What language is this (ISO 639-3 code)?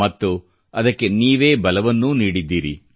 kan